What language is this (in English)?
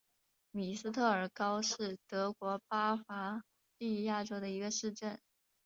Chinese